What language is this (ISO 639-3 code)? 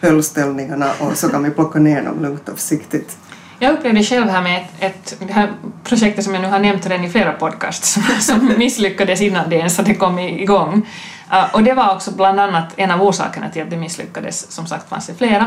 swe